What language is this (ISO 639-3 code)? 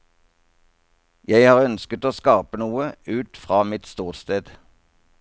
nor